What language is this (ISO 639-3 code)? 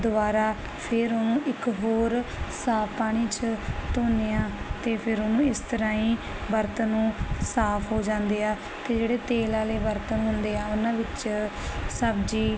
pan